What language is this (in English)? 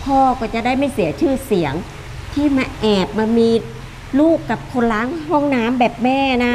Thai